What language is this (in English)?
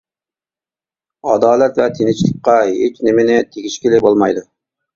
Uyghur